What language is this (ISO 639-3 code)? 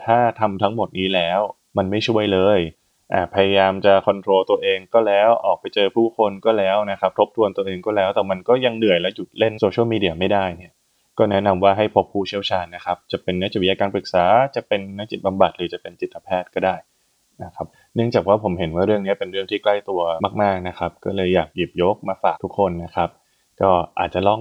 tha